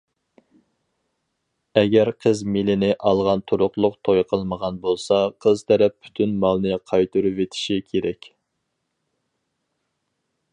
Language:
Uyghur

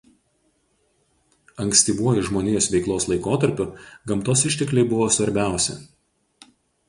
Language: Lithuanian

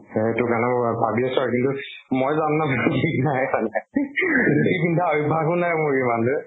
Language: Assamese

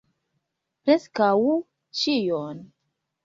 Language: Esperanto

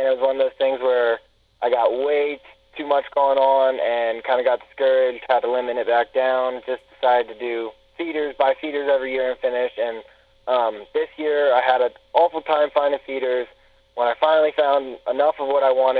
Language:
English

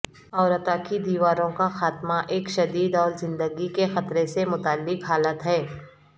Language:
Urdu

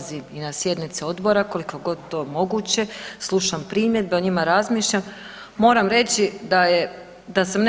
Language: Croatian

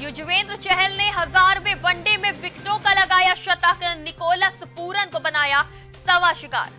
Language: Hindi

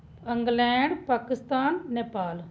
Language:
Dogri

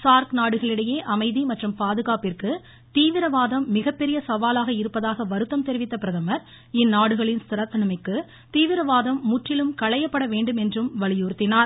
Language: Tamil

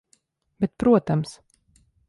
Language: Latvian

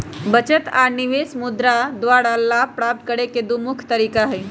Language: Magahi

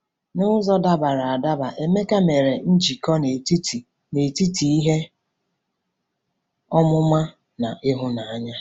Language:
Igbo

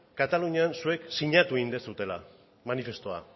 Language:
Basque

